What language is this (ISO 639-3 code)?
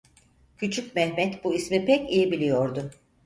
tur